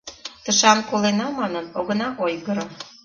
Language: Mari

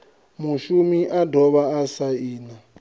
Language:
Venda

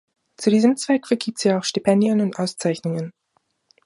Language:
German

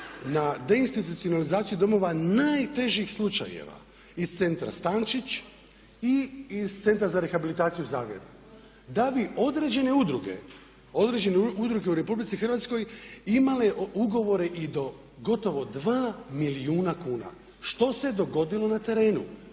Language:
Croatian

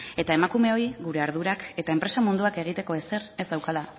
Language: Basque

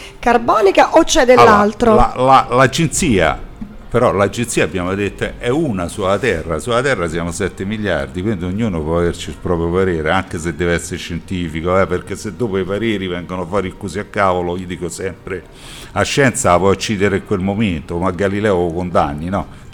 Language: Italian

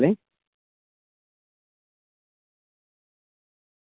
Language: Telugu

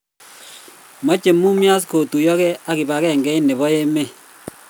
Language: Kalenjin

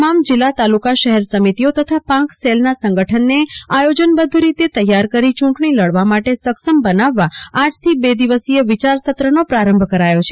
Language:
Gujarati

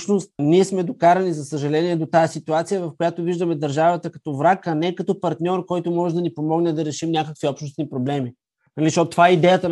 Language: Bulgarian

